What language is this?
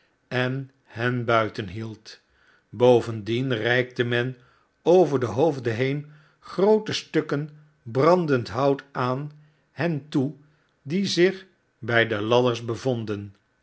Dutch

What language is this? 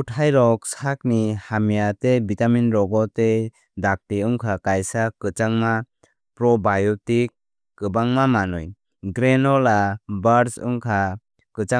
Kok Borok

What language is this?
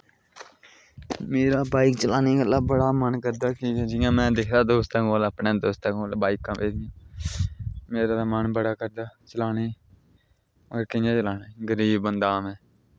Dogri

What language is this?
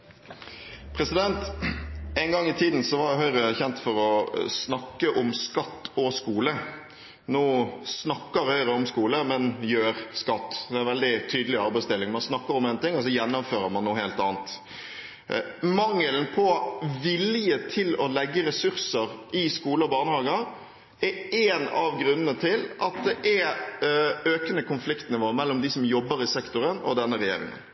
Norwegian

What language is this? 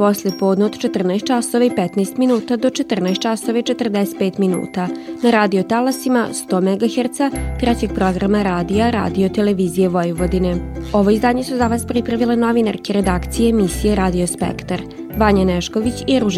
Croatian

